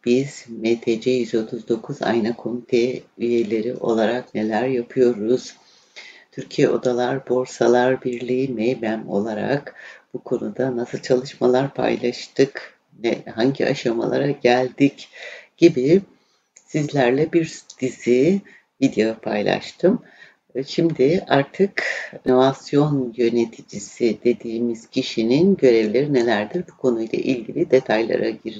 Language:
Turkish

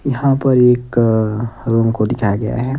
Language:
Hindi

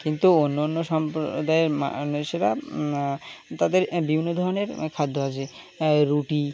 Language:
Bangla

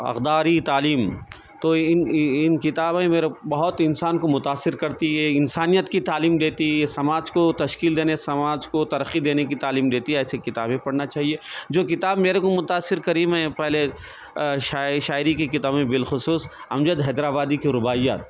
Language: Urdu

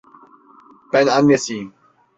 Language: Turkish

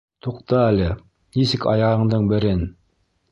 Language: Bashkir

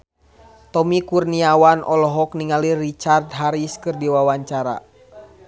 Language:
Sundanese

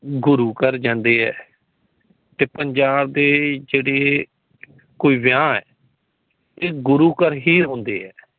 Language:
Punjabi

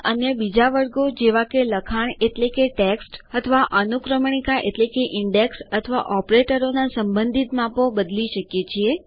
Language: Gujarati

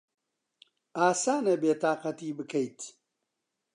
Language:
Central Kurdish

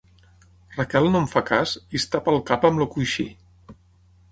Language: Catalan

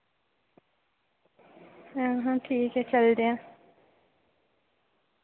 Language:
Dogri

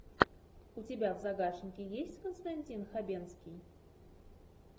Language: Russian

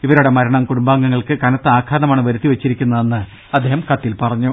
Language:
Malayalam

